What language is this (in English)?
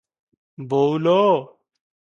Odia